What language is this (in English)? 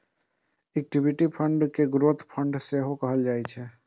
Maithili